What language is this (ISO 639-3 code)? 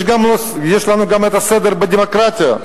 heb